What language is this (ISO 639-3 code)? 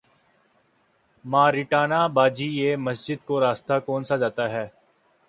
urd